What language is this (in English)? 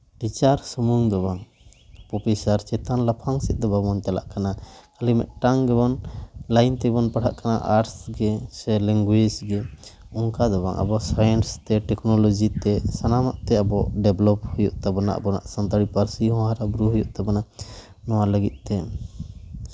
Santali